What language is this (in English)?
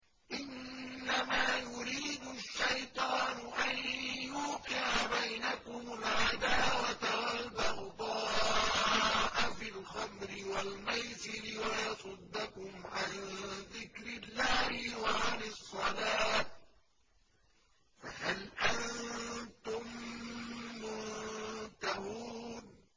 Arabic